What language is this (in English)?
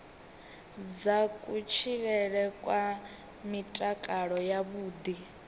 Venda